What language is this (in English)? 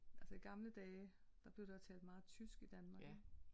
Danish